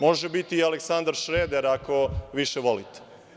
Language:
Serbian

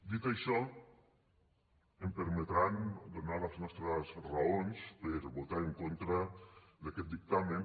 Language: Catalan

